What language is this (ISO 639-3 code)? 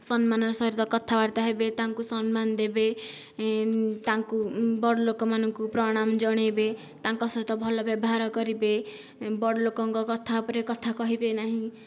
ori